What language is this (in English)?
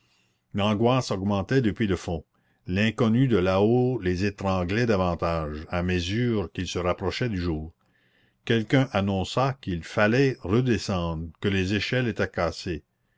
French